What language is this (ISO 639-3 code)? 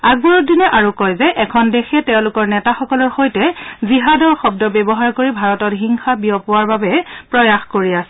asm